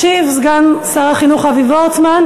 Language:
Hebrew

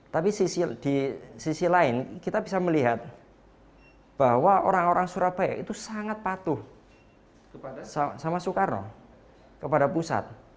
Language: Indonesian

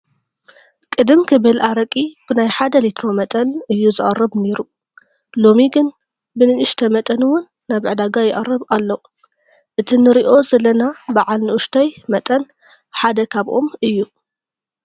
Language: Tigrinya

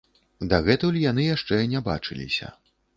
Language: Belarusian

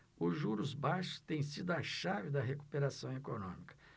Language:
Portuguese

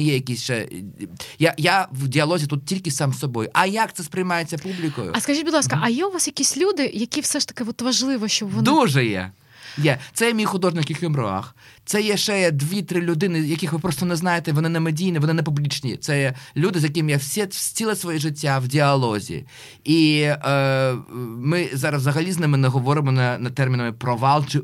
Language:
Ukrainian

